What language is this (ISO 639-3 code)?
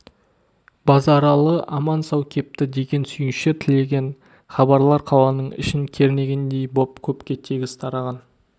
kaz